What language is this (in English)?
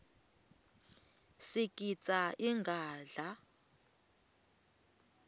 Swati